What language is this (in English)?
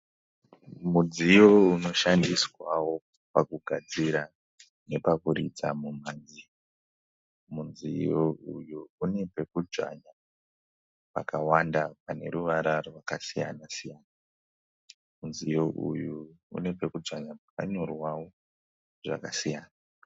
Shona